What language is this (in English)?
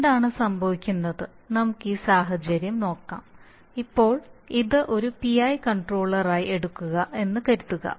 Malayalam